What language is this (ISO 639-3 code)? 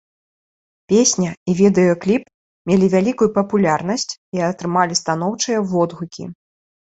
bel